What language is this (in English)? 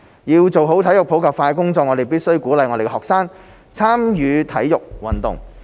Cantonese